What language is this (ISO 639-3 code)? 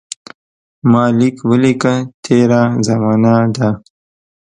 pus